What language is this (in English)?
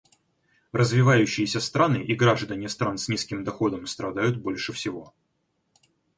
Russian